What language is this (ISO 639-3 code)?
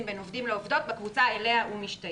heb